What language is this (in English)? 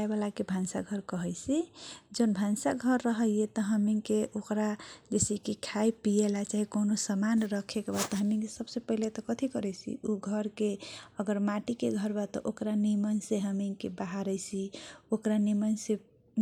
Kochila Tharu